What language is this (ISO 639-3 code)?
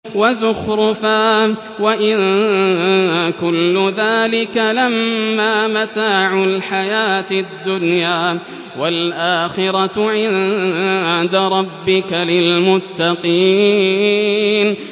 ara